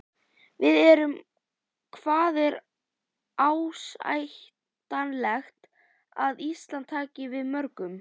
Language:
Icelandic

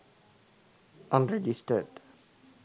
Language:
Sinhala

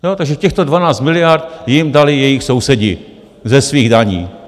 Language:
Czech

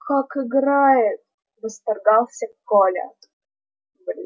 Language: Russian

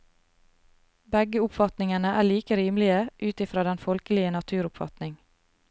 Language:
Norwegian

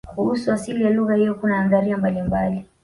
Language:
Swahili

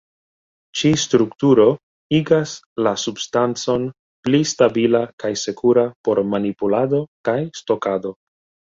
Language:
Esperanto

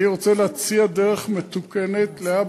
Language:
Hebrew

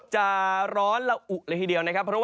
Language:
Thai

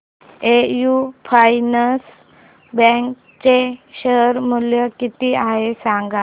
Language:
Marathi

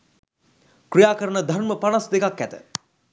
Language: Sinhala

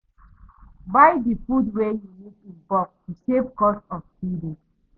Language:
Nigerian Pidgin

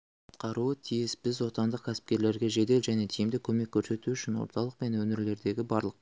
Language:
Kazakh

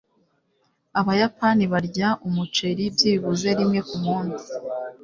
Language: Kinyarwanda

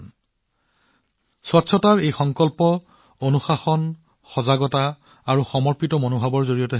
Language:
Assamese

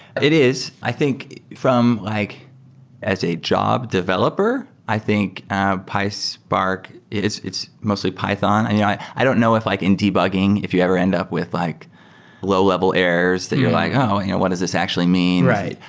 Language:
English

